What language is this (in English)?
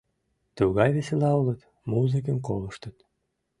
Mari